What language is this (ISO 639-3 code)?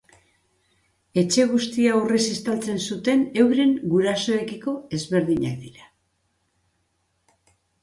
eus